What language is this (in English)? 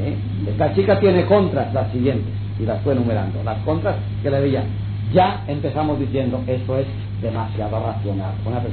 Spanish